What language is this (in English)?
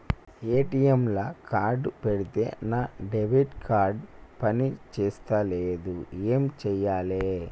Telugu